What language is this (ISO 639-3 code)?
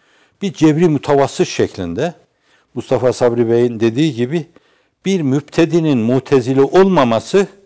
tur